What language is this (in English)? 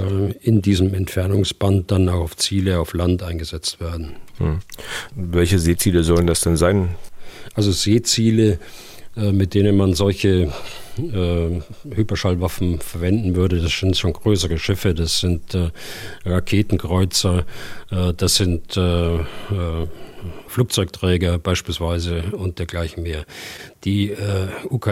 German